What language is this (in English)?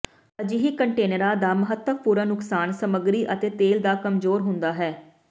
Punjabi